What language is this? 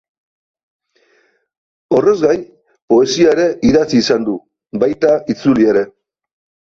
Basque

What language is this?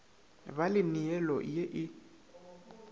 Northern Sotho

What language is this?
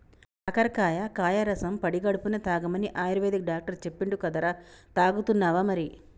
Telugu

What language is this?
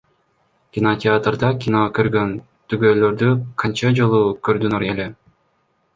Kyrgyz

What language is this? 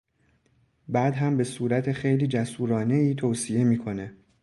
Persian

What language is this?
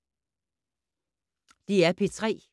Danish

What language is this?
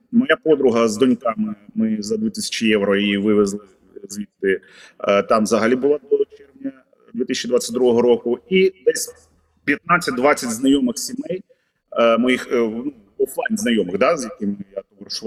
Ukrainian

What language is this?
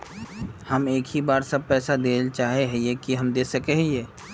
Magahi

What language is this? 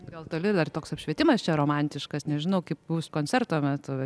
Lithuanian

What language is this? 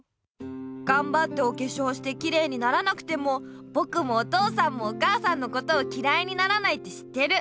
Japanese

